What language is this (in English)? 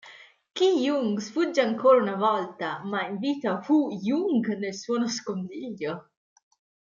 Italian